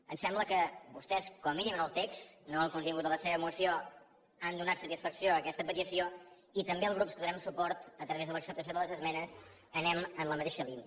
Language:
Catalan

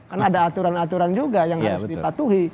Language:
Indonesian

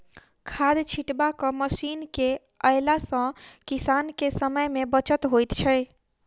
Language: Maithili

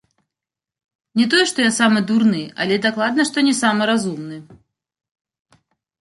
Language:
Belarusian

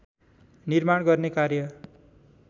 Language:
Nepali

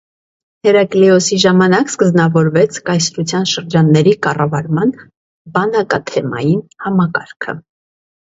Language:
Armenian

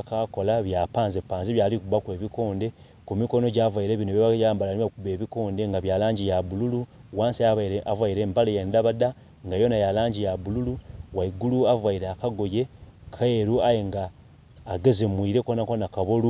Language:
Soga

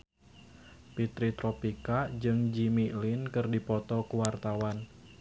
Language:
Sundanese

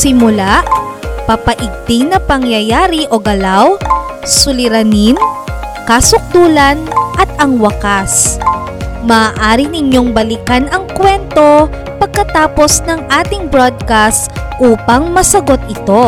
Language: Filipino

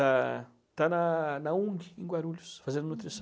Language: Portuguese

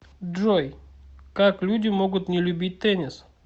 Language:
Russian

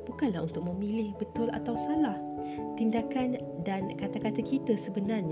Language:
Malay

